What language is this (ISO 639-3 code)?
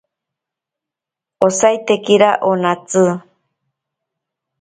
prq